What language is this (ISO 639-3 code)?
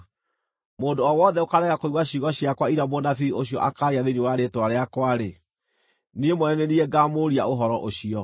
kik